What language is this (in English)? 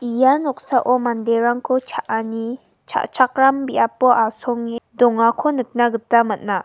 Garo